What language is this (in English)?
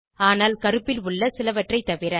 Tamil